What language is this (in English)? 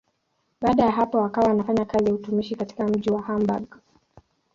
Swahili